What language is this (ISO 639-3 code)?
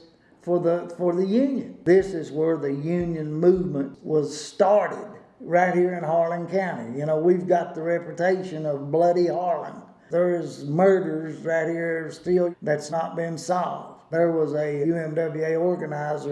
eng